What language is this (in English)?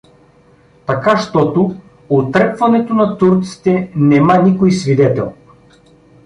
Bulgarian